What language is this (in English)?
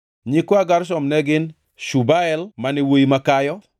Luo (Kenya and Tanzania)